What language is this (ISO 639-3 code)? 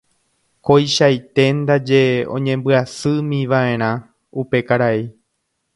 grn